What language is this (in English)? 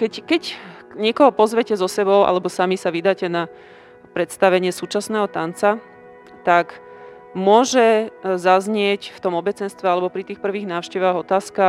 Slovak